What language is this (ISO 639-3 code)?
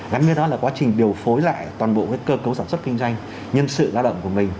vie